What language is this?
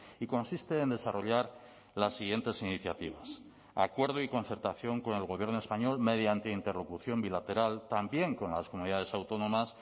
Spanish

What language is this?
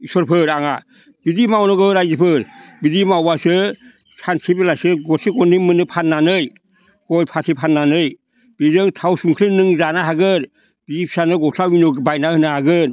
Bodo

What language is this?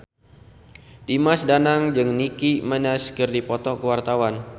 Sundanese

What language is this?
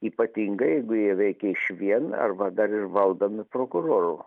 Lithuanian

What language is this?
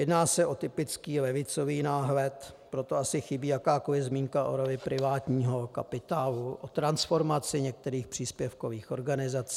Czech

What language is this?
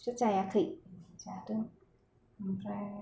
Bodo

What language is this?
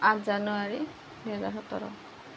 Assamese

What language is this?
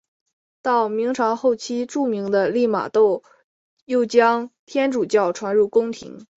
Chinese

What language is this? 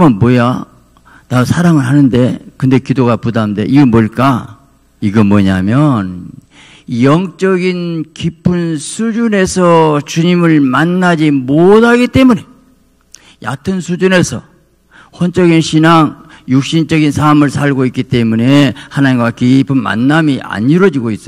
Korean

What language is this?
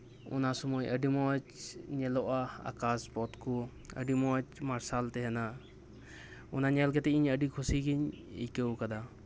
Santali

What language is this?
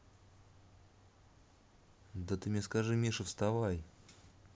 Russian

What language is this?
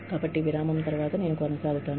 Telugu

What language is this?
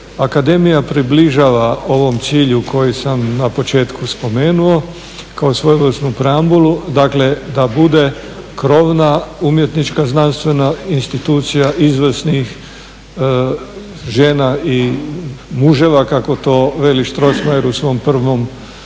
Croatian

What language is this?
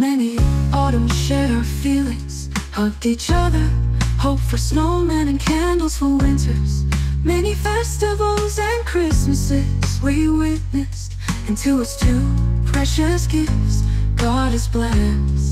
English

